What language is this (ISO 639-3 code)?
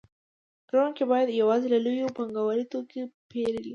pus